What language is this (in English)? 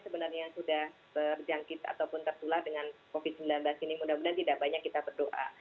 Indonesian